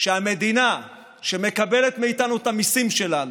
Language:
Hebrew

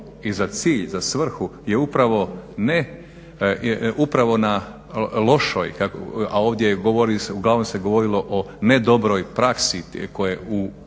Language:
Croatian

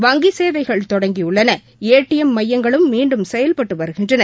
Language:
Tamil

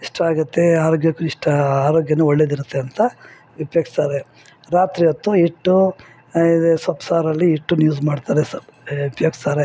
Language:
Kannada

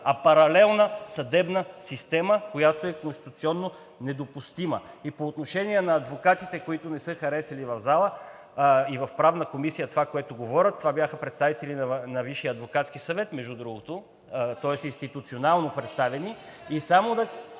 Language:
Bulgarian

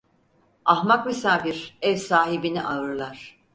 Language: Turkish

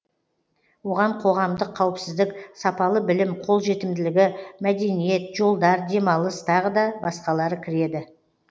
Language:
Kazakh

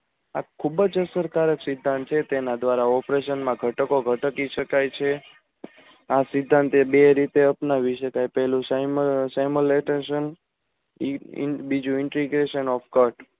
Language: Gujarati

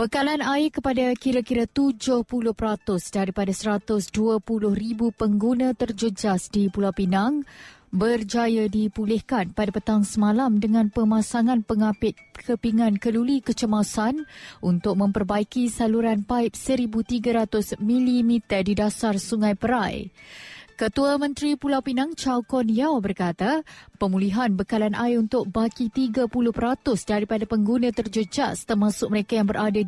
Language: Malay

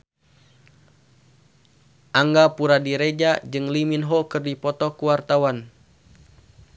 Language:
Sundanese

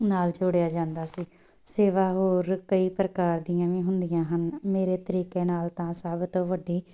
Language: Punjabi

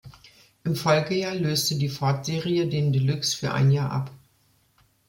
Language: German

